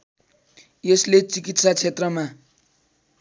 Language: Nepali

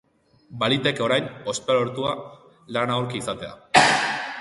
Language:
Basque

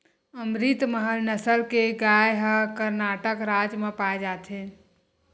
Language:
Chhattisgarhi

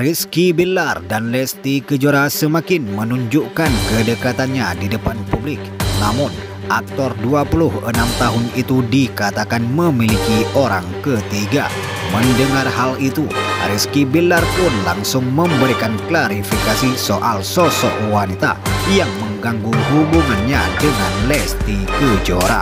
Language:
Indonesian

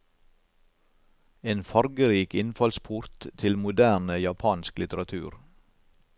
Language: Norwegian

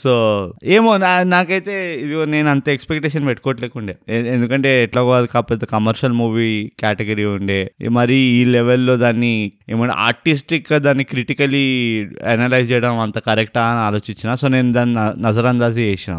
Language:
Telugu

